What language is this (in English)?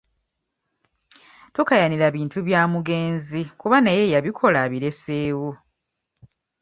Ganda